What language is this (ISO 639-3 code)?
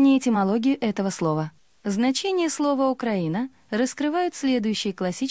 rus